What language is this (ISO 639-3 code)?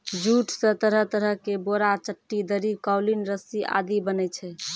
mai